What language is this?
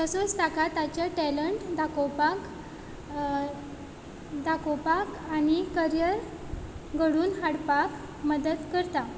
Konkani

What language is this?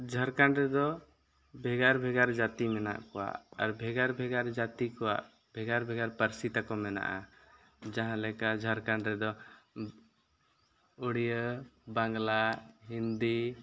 Santali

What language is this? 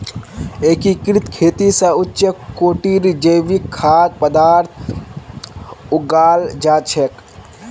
Magahi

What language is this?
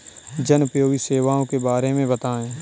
Hindi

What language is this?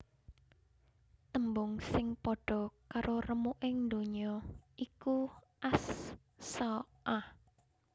Javanese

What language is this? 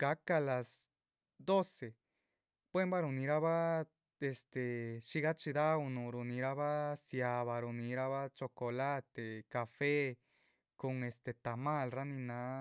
Chichicapan Zapotec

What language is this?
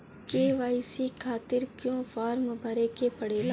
Bhojpuri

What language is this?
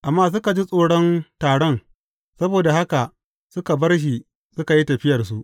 Hausa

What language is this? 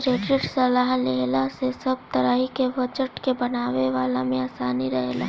Bhojpuri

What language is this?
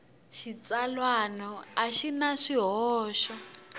Tsonga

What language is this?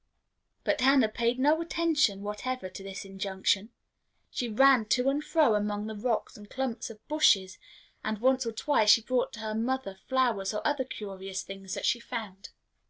English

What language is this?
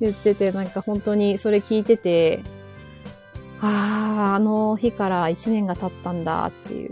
Japanese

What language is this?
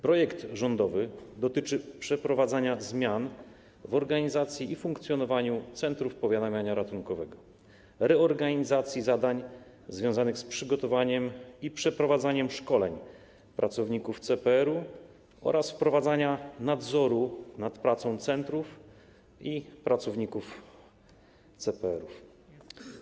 Polish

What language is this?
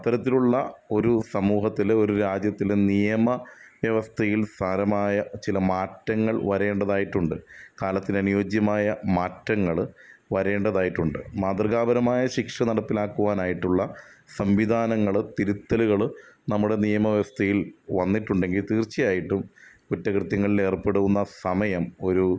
Malayalam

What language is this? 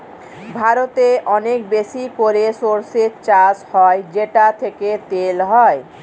Bangla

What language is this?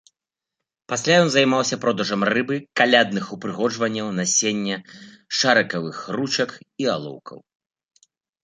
Belarusian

